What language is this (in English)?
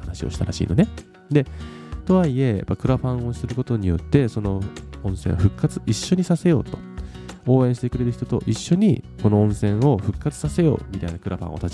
Japanese